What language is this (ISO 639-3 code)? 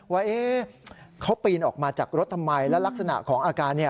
tha